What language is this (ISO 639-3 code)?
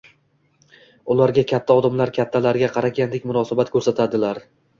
uzb